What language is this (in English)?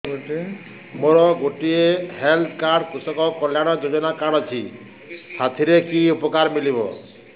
Odia